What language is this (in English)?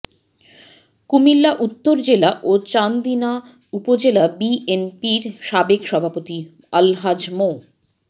Bangla